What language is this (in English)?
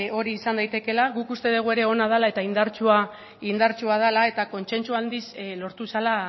Basque